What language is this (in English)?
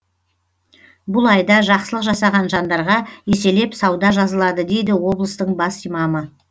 Kazakh